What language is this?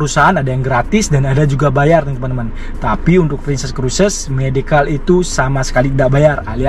Indonesian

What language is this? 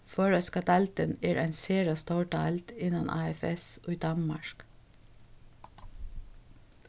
Faroese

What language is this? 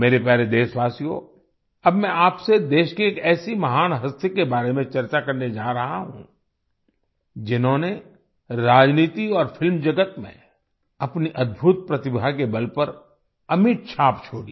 Hindi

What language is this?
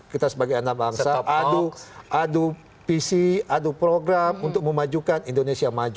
Indonesian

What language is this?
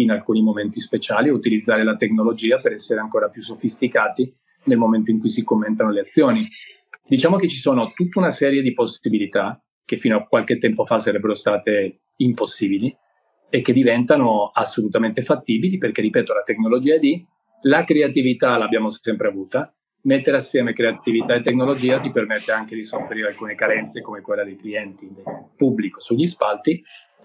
Italian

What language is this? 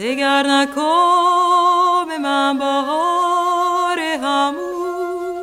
Greek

